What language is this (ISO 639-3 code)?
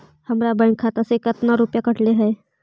mag